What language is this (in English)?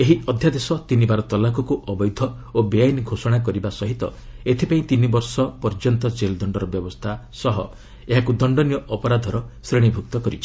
Odia